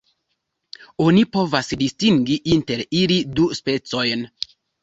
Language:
Esperanto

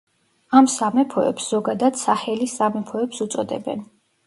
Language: Georgian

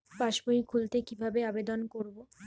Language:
Bangla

